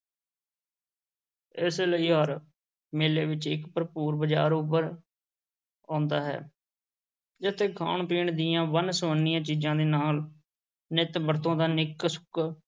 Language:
Punjabi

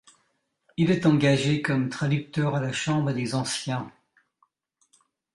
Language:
French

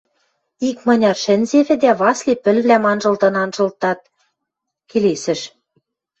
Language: Western Mari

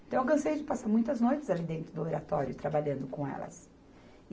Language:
Portuguese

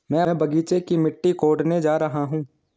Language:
Hindi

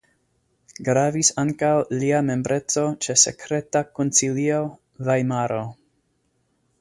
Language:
Esperanto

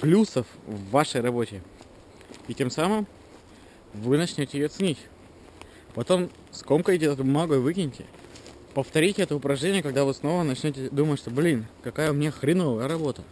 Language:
Russian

